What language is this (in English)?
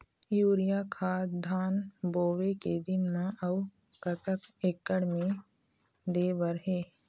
Chhattisgarhi